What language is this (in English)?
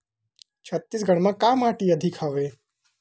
Chhattisgarhi